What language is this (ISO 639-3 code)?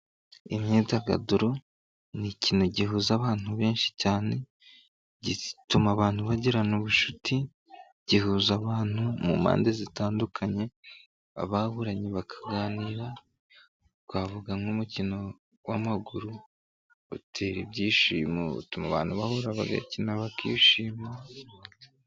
kin